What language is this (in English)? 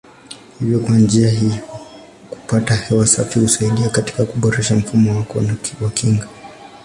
Swahili